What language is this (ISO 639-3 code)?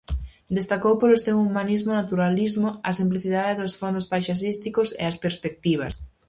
glg